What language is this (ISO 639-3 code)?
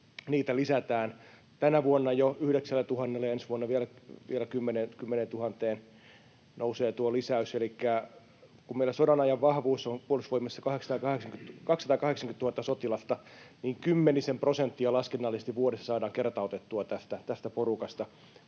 fin